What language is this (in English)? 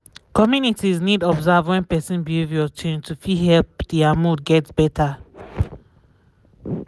Nigerian Pidgin